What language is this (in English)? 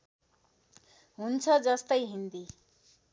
Nepali